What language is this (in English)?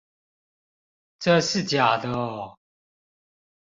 Chinese